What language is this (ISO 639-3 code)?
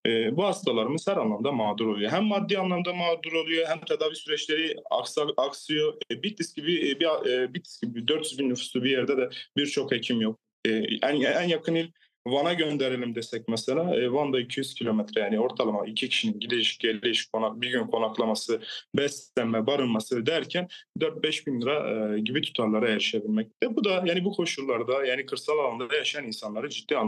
tur